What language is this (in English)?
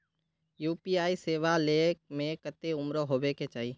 Magahi